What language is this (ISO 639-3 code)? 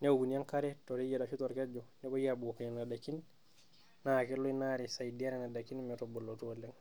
mas